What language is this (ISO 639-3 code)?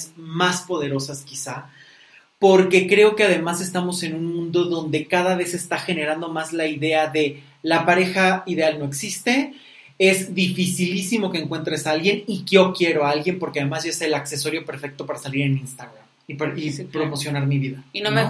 spa